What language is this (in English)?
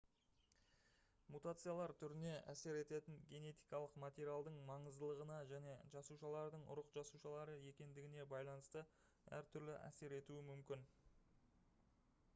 Kazakh